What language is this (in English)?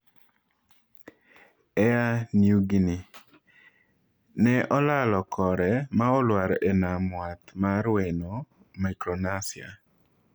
Luo (Kenya and Tanzania)